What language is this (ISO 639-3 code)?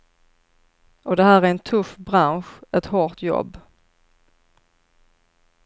swe